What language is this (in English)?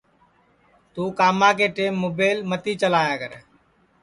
Sansi